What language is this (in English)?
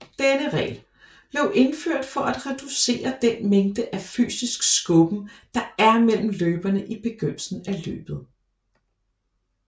Danish